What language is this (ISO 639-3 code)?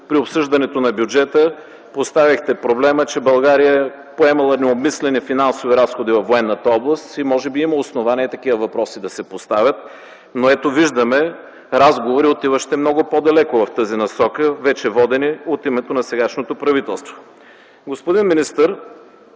bul